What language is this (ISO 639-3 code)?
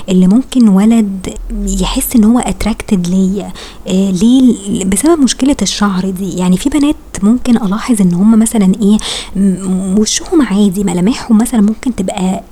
ara